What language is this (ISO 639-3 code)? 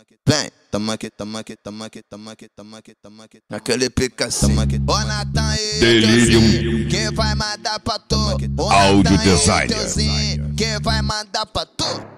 por